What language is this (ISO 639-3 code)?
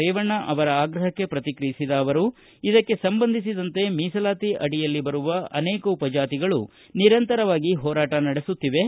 kan